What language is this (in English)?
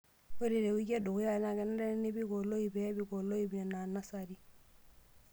Masai